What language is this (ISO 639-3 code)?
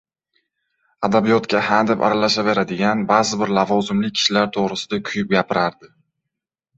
uzb